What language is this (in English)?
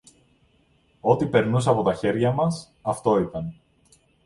Greek